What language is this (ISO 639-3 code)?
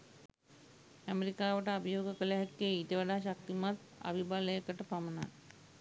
sin